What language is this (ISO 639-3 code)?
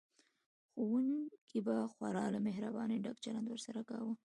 pus